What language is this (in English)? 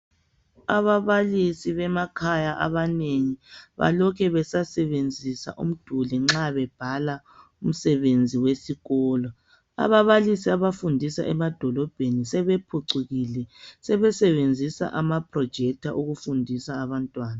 North Ndebele